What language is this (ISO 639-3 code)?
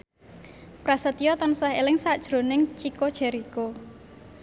jav